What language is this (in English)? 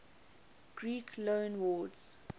English